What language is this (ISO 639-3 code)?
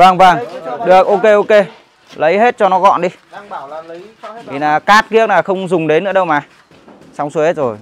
vie